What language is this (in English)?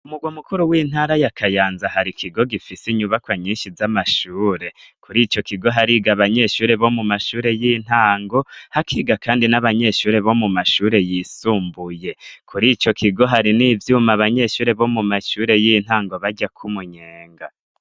Rundi